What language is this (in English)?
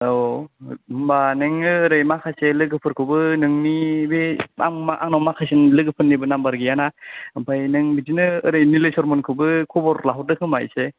Bodo